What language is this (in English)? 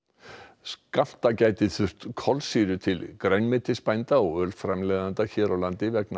Icelandic